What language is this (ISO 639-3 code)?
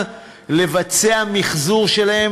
heb